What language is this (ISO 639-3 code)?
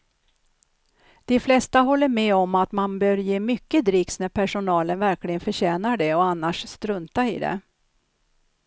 swe